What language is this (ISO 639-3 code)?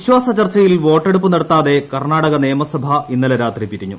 mal